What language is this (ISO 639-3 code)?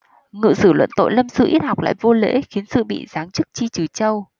vie